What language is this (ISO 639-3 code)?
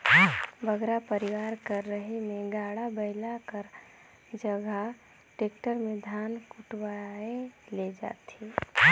hne